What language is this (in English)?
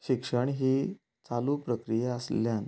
Konkani